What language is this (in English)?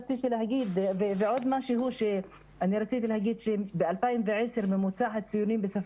Hebrew